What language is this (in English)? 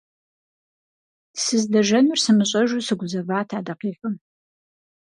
Kabardian